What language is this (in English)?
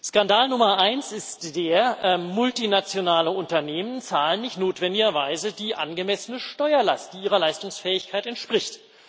German